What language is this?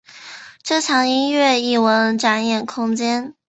Chinese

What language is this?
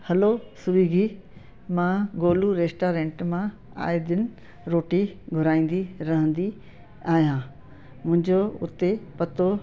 Sindhi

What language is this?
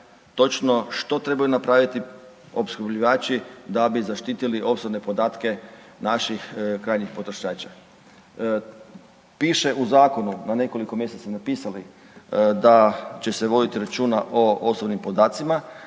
Croatian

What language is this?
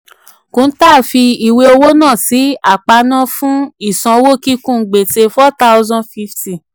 Yoruba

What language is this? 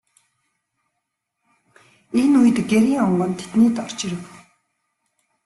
Mongolian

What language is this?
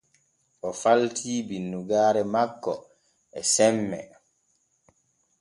Borgu Fulfulde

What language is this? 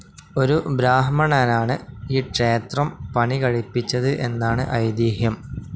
Malayalam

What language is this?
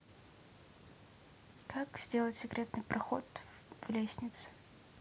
Russian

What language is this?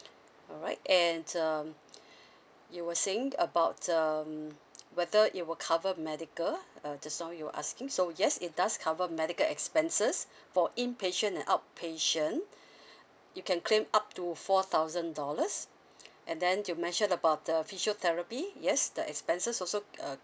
English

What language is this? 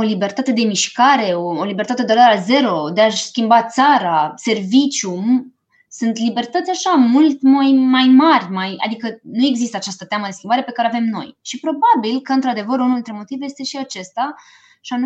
Romanian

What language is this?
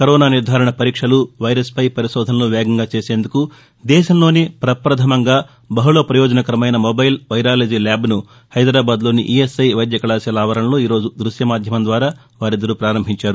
Telugu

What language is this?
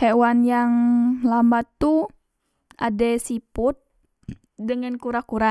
Musi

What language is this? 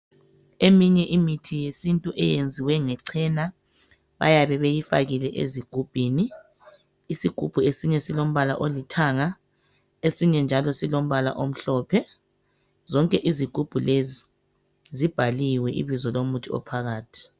North Ndebele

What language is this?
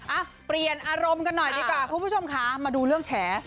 Thai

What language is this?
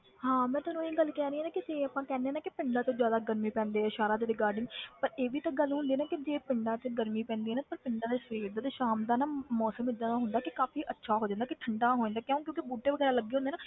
Punjabi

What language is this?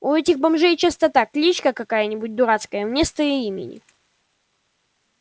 Russian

